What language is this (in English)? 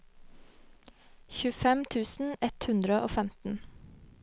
Norwegian